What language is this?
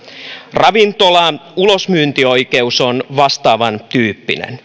Finnish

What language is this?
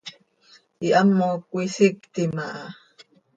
Seri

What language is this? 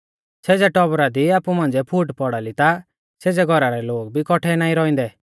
Mahasu Pahari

